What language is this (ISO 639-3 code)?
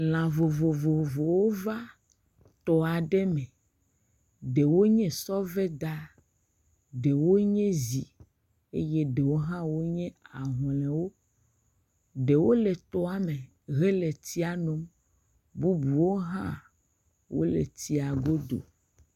ewe